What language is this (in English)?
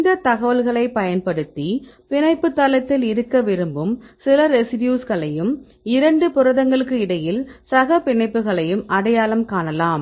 Tamil